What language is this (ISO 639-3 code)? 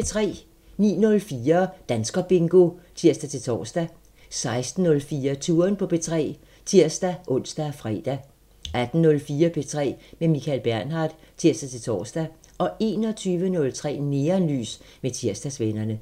dan